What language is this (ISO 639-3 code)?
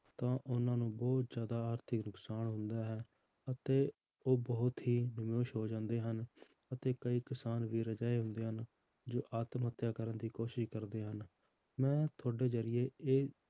pan